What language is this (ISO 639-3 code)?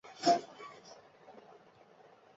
zho